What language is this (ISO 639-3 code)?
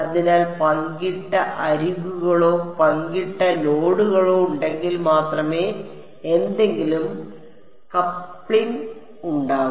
mal